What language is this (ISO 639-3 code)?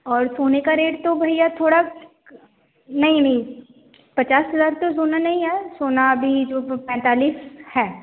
hin